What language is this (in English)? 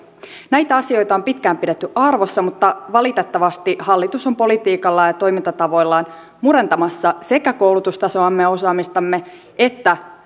Finnish